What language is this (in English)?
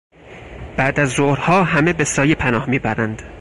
Persian